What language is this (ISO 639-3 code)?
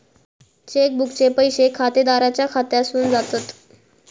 mar